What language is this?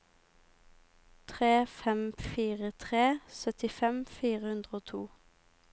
Norwegian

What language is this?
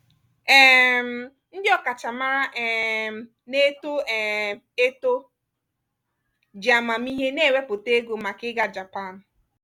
Igbo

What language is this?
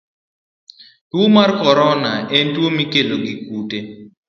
Luo (Kenya and Tanzania)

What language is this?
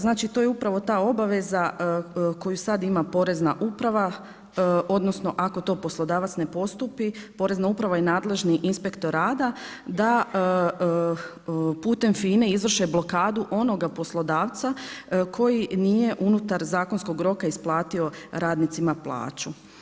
Croatian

